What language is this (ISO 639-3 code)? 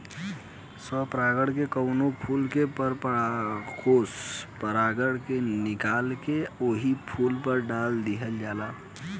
bho